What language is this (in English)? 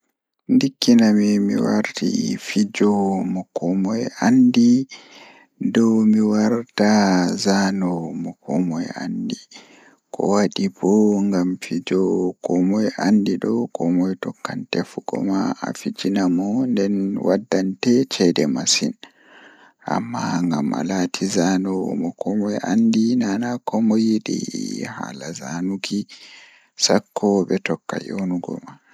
Fula